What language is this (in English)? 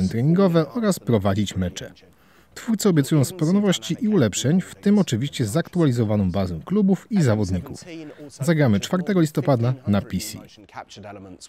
Polish